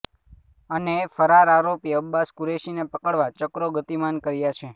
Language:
Gujarati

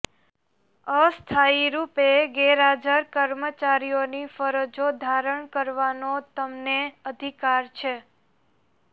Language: Gujarati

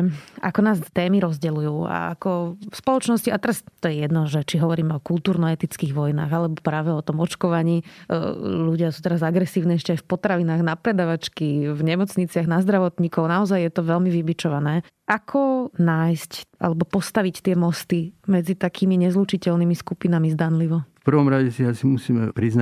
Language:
Slovak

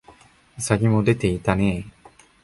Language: Japanese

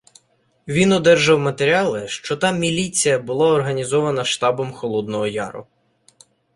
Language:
Ukrainian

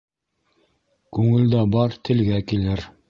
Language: Bashkir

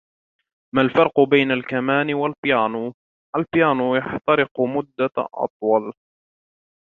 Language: Arabic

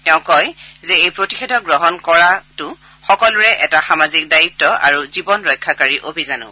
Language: Assamese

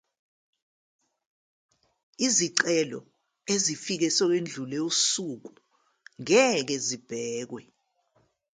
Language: Zulu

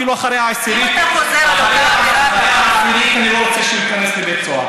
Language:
Hebrew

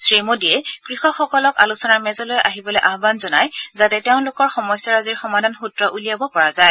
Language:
Assamese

